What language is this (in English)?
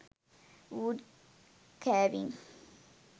Sinhala